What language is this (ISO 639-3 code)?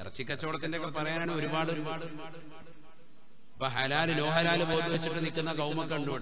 mal